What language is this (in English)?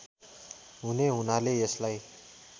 Nepali